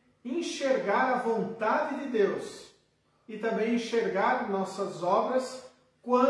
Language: Portuguese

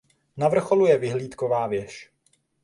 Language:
Czech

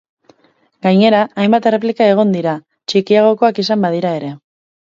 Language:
Basque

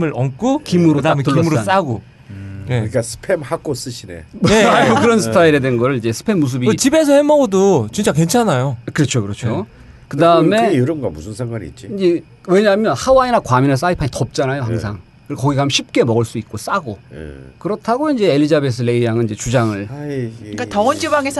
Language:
Korean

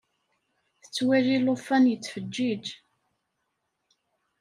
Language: Kabyle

